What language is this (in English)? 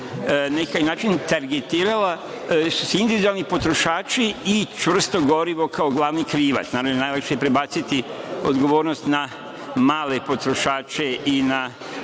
Serbian